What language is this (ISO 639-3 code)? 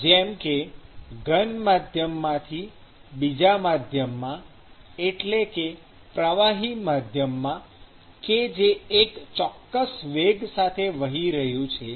guj